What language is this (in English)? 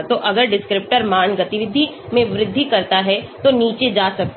Hindi